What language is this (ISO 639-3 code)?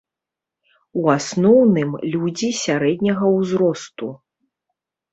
bel